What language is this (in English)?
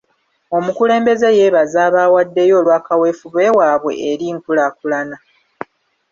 Ganda